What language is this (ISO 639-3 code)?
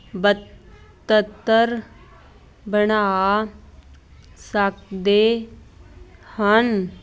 pan